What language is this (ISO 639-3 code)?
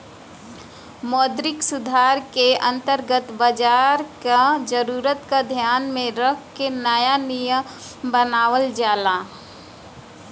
bho